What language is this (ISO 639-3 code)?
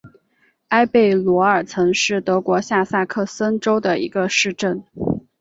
zho